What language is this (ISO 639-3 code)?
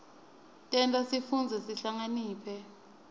ssw